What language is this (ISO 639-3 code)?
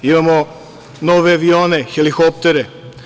srp